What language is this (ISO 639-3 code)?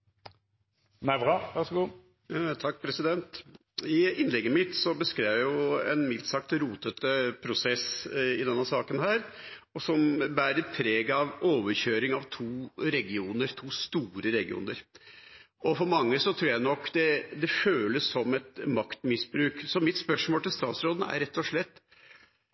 nor